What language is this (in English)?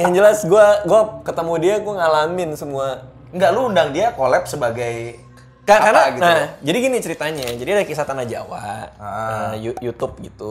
Indonesian